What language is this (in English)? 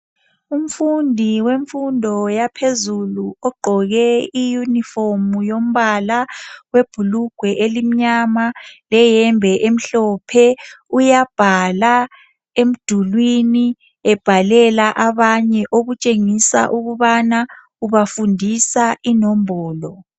North Ndebele